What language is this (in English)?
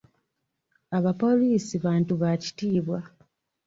Ganda